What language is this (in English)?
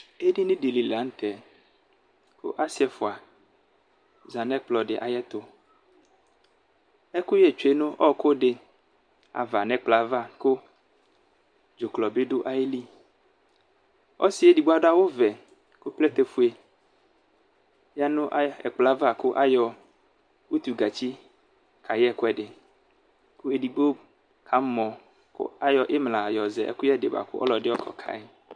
Ikposo